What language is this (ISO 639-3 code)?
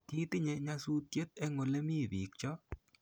kln